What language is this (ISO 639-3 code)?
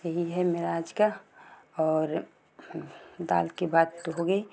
hin